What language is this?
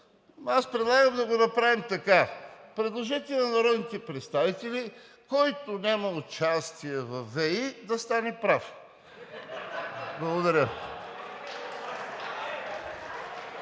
Bulgarian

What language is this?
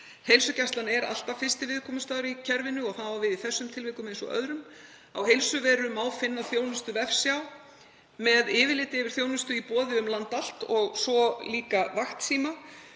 Icelandic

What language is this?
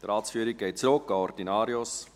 Swiss German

